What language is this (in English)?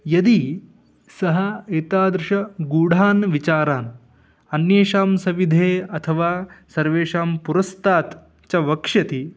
Sanskrit